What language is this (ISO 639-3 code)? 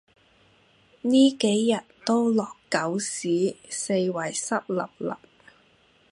yue